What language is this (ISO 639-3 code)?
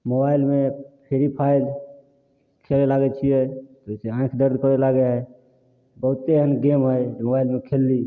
mai